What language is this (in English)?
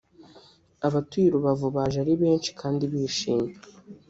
Kinyarwanda